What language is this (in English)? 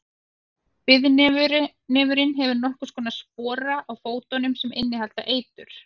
Icelandic